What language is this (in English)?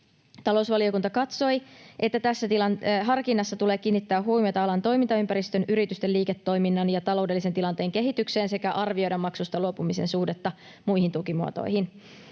Finnish